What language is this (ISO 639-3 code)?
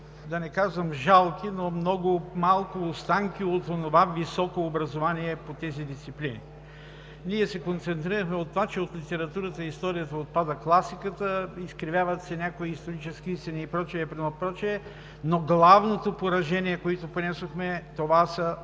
bul